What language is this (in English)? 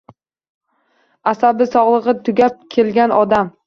Uzbek